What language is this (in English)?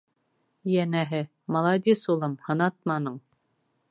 Bashkir